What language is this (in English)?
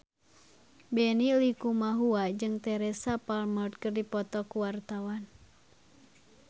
Sundanese